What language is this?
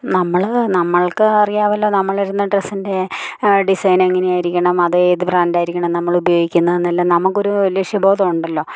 Malayalam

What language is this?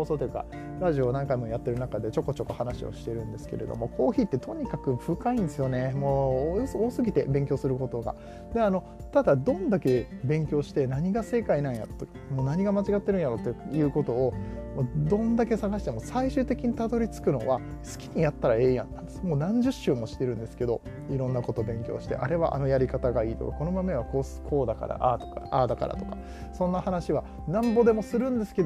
Japanese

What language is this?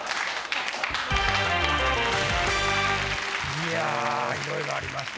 Japanese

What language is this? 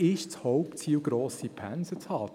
Swiss German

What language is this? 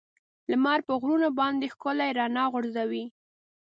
Pashto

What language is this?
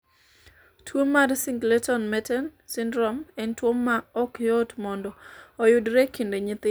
Luo (Kenya and Tanzania)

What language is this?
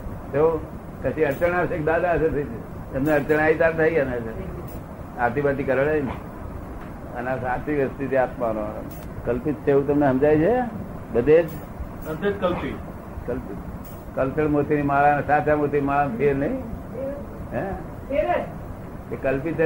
Gujarati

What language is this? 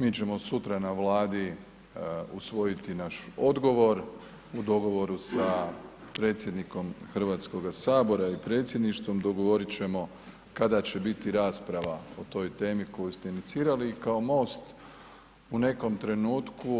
Croatian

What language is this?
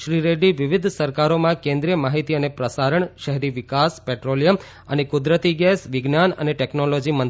Gujarati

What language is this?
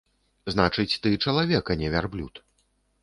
Belarusian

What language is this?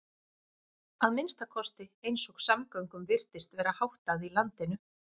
Icelandic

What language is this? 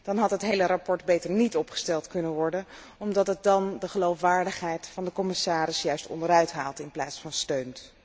Dutch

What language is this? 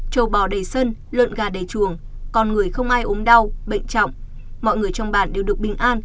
Vietnamese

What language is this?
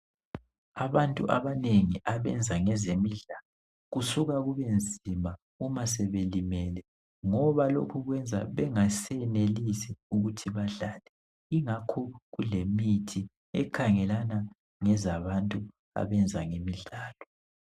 North Ndebele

